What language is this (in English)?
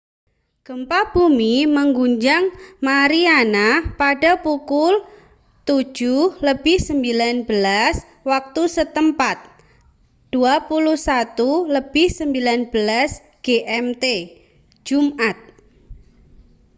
Indonesian